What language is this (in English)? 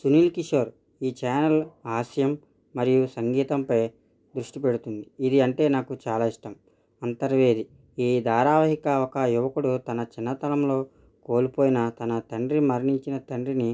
Telugu